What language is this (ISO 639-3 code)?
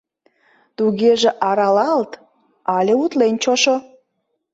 chm